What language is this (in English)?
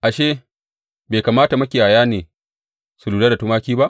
Hausa